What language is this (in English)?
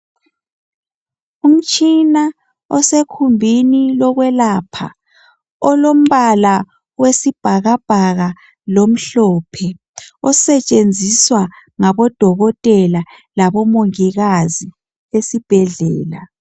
North Ndebele